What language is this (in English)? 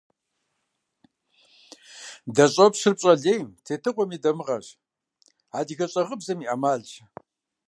Kabardian